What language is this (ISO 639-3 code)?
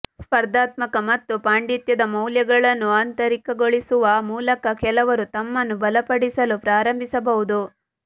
kan